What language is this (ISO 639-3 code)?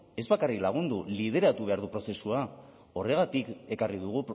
eus